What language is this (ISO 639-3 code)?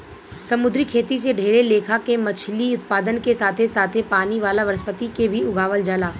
bho